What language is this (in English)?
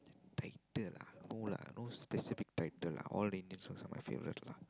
English